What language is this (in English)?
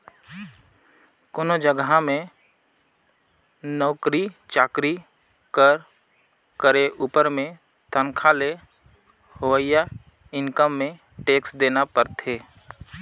Chhattisgarhi